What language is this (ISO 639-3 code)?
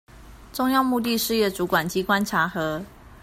zho